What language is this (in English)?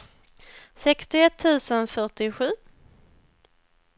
Swedish